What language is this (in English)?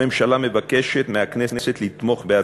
Hebrew